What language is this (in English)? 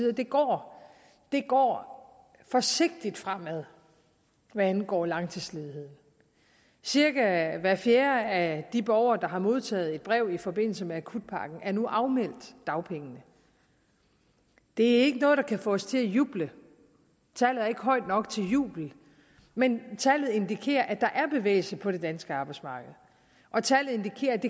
Danish